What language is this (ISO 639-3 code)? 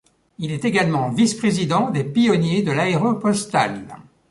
fra